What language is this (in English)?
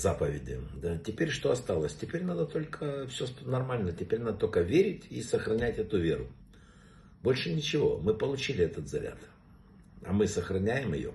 Russian